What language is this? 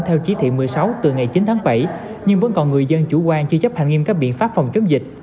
Vietnamese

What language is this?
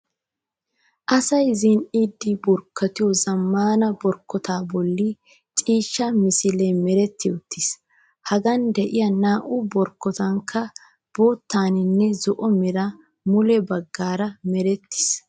Wolaytta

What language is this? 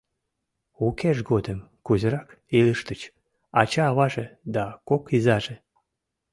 Mari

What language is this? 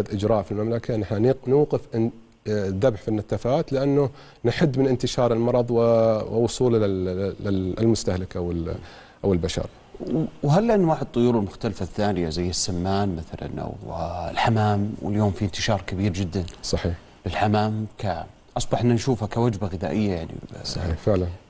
Arabic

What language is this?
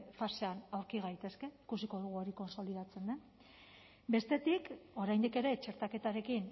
Basque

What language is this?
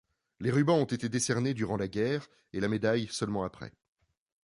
French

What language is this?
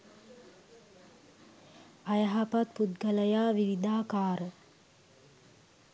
Sinhala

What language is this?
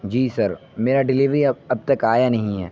Urdu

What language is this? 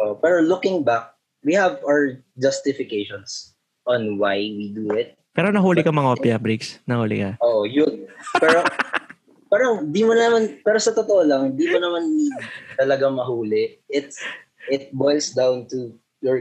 Filipino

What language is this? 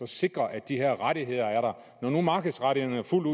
Danish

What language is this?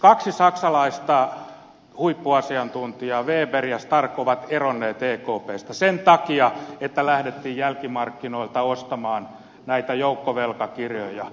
Finnish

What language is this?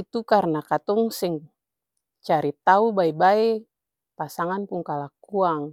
Ambonese Malay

